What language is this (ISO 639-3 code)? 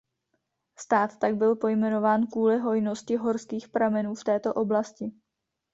ces